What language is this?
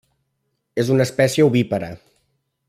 Catalan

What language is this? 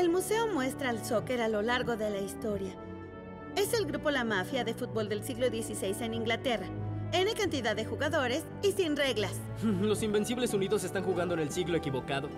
Spanish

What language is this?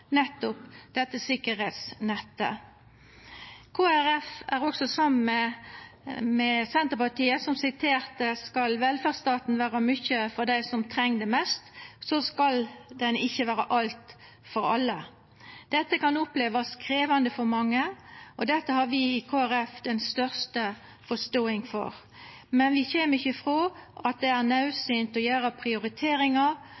Norwegian Nynorsk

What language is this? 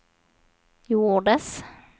Swedish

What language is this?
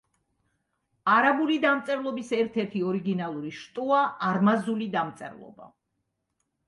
Georgian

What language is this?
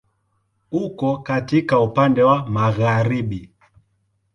Swahili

